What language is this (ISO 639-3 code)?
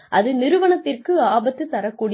tam